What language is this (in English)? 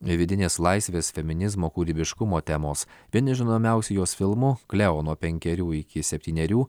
Lithuanian